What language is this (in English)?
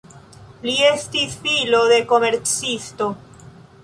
Esperanto